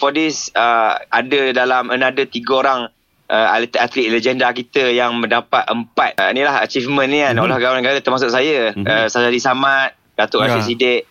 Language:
Malay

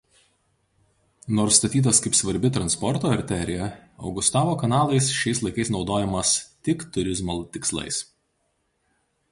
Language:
Lithuanian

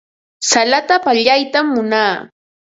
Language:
Ambo-Pasco Quechua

